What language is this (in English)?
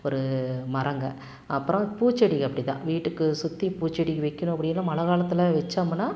Tamil